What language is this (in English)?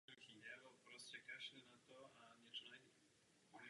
Czech